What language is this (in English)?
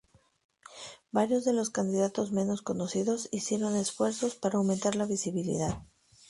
Spanish